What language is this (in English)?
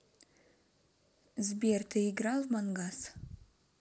Russian